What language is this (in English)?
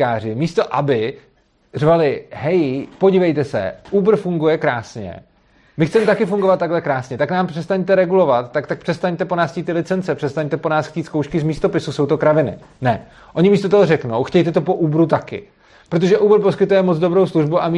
Czech